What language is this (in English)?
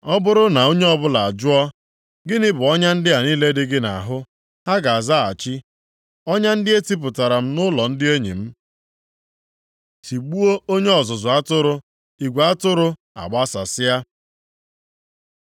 Igbo